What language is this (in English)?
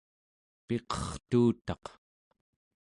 Central Yupik